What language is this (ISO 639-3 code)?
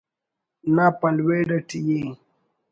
brh